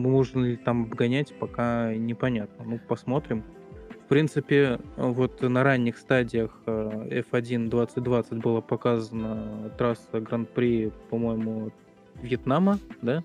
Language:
Russian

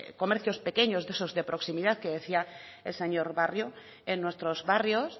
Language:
Spanish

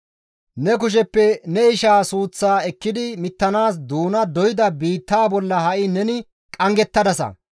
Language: Gamo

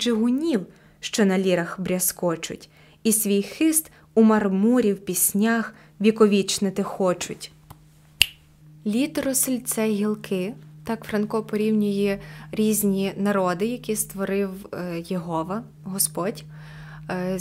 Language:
Ukrainian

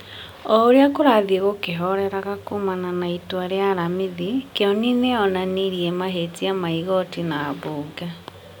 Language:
Kikuyu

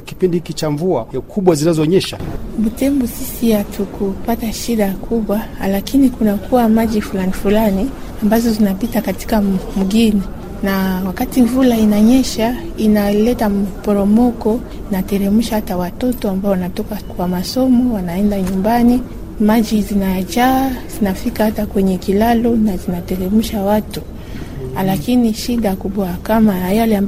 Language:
Swahili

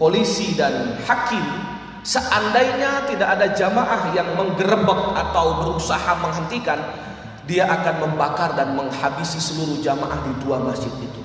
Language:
Indonesian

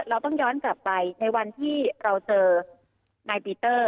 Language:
Thai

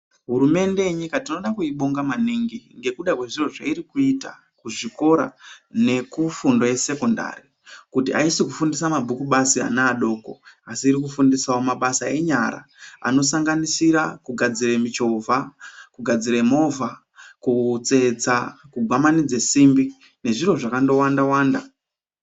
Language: Ndau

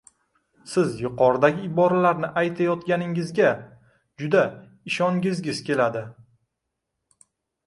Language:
Uzbek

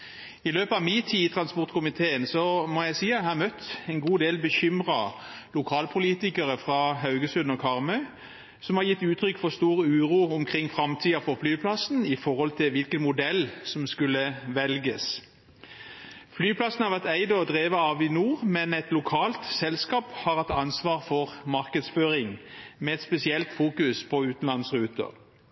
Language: Norwegian Bokmål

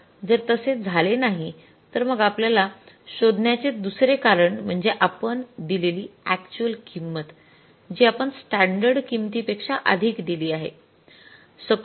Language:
Marathi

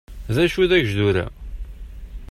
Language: Kabyle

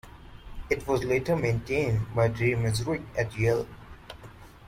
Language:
English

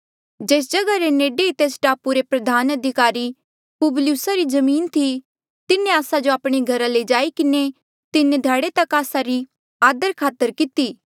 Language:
Mandeali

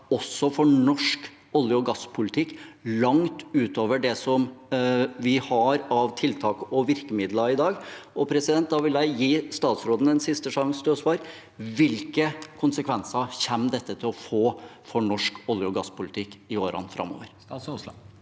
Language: Norwegian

